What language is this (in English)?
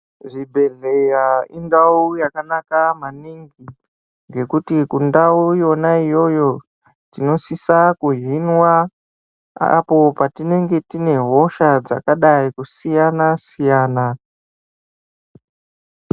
Ndau